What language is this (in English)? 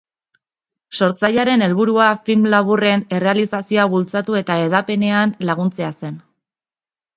Basque